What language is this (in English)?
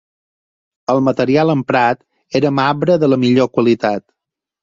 Catalan